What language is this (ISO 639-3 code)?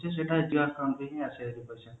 ori